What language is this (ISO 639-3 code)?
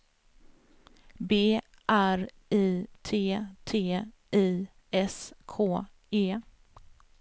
swe